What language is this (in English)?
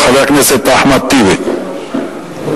Hebrew